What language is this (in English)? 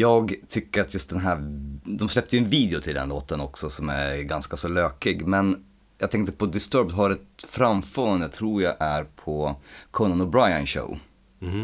Swedish